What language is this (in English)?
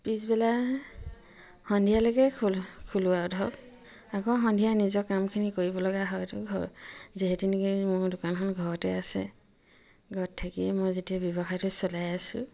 Assamese